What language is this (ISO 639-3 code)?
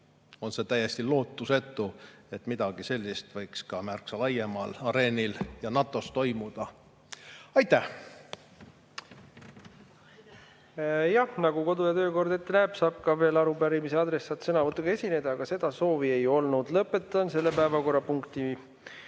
est